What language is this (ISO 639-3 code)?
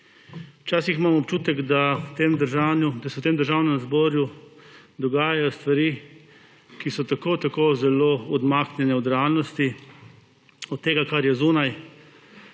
slv